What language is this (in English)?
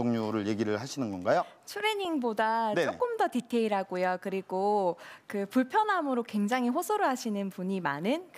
Korean